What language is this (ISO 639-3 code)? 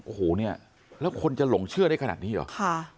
tha